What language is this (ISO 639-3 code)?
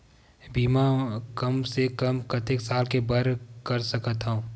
hne